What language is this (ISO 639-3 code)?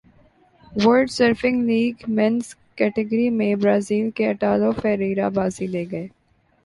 urd